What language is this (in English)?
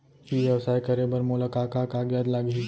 Chhattisgarhi